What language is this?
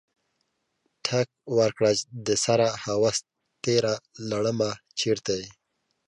Pashto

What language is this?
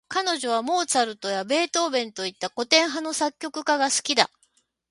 Japanese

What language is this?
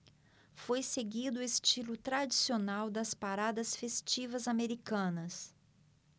Portuguese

